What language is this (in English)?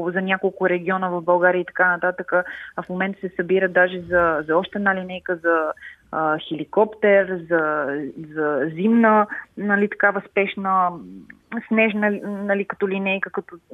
Bulgarian